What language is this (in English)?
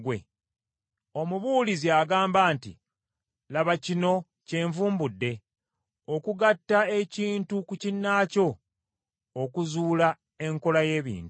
Ganda